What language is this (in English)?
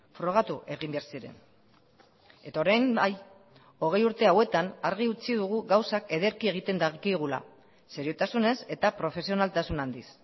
Basque